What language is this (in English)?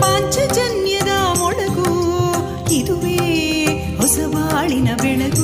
Kannada